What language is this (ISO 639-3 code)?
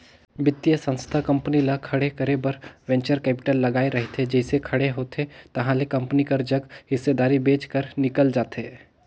hne